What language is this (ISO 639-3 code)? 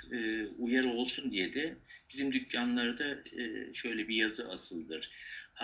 tur